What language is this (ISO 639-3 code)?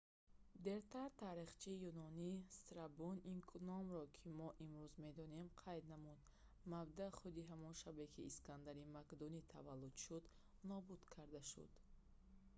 tgk